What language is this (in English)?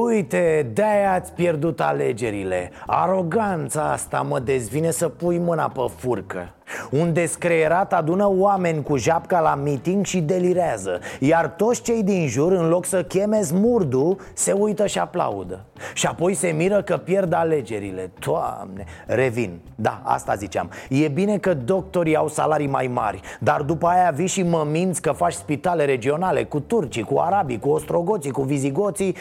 Romanian